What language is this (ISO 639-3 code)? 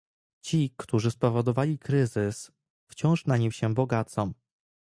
pol